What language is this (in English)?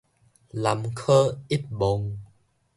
Min Nan Chinese